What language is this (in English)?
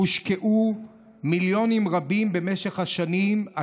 Hebrew